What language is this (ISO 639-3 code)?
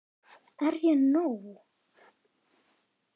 isl